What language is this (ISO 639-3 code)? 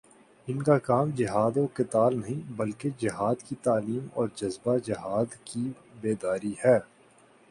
urd